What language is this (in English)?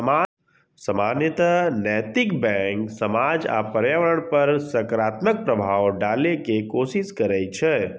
Maithili